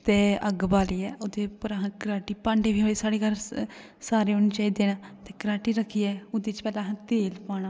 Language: Dogri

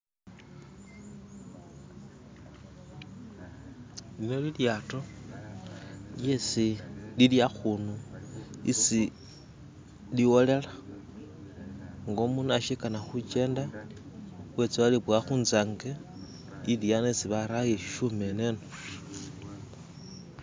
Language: Masaaba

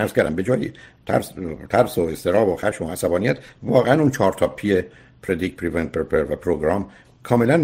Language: Persian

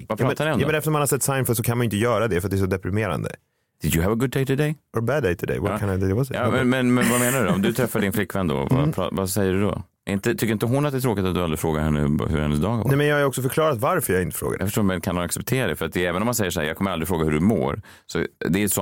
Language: Swedish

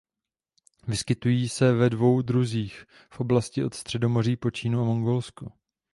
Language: Czech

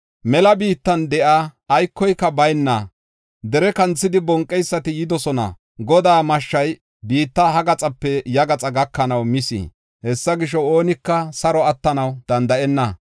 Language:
Gofa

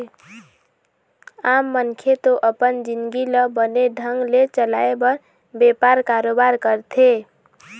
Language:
Chhattisgarhi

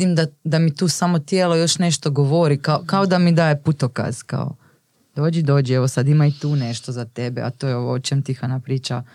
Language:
Croatian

